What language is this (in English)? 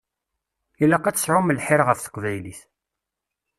Kabyle